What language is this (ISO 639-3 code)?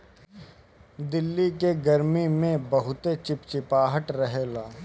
bho